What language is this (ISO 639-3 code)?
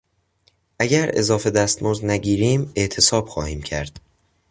fas